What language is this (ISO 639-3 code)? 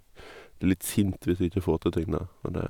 nor